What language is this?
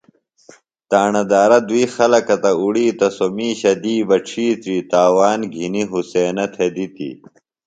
Phalura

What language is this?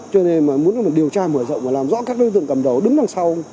Vietnamese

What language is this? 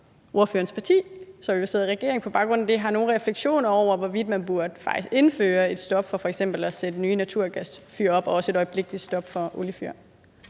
Danish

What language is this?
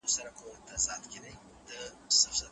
Pashto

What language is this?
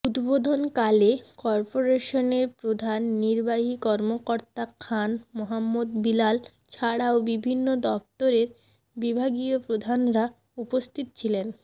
Bangla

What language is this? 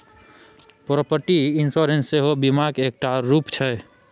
Maithili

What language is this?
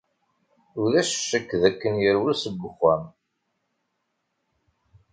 Kabyle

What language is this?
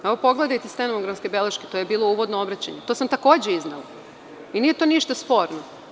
Serbian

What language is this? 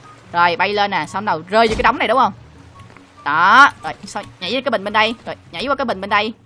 Vietnamese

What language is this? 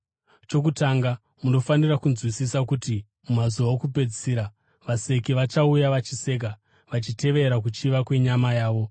Shona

